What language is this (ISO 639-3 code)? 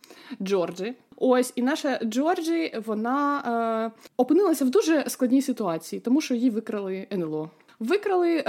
ukr